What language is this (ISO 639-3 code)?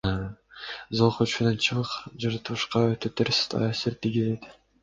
kir